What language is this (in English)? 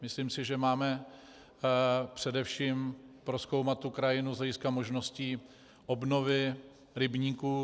Czech